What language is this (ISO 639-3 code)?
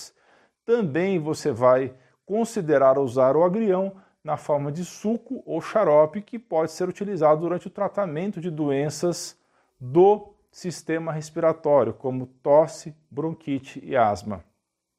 por